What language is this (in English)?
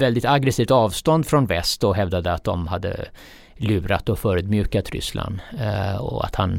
Swedish